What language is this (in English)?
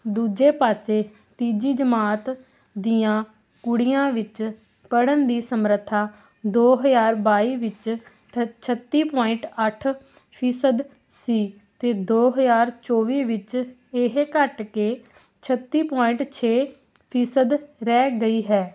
Punjabi